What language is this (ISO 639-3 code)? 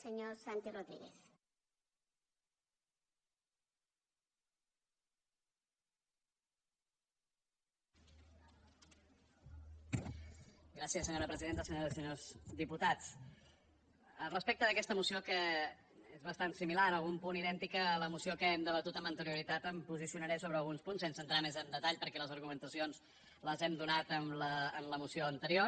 cat